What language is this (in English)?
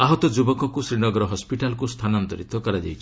Odia